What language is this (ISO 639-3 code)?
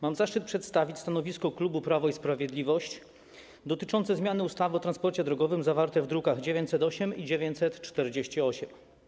pol